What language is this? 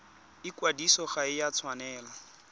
Tswana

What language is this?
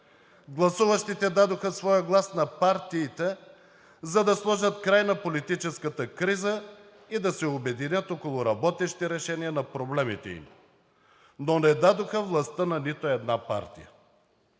Bulgarian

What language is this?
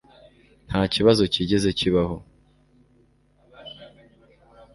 Kinyarwanda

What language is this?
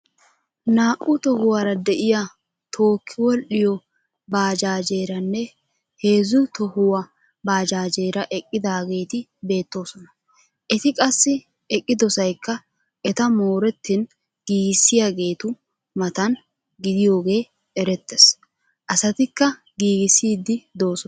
Wolaytta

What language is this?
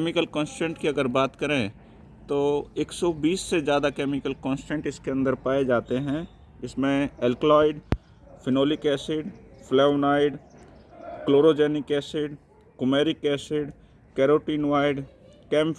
Hindi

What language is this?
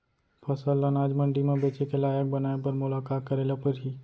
Chhattisgarhi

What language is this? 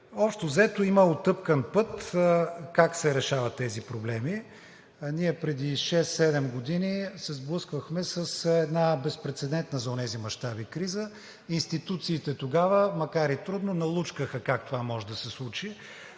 Bulgarian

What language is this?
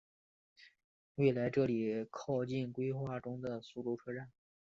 Chinese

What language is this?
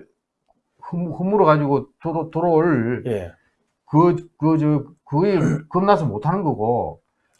Korean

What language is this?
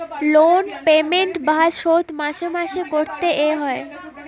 Bangla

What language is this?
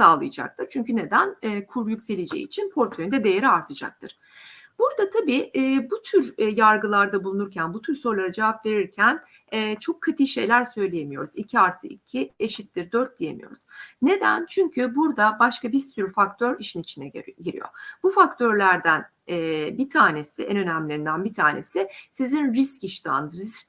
Turkish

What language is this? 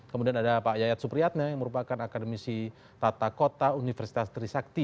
Indonesian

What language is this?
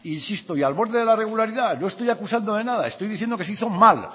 Spanish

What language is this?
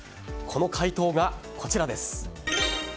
Japanese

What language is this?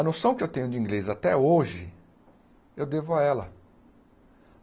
Portuguese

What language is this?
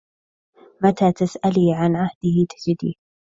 Arabic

